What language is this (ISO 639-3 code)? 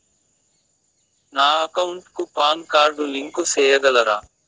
tel